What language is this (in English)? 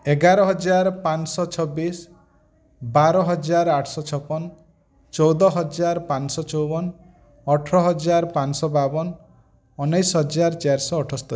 Odia